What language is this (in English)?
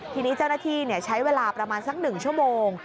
Thai